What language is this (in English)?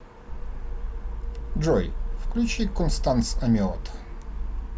Russian